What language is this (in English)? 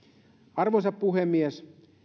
Finnish